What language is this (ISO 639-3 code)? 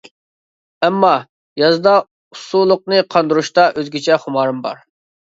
uig